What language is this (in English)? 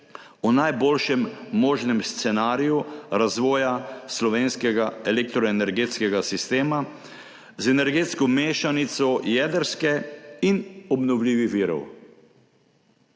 Slovenian